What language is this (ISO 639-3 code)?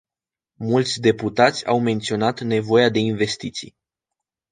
ron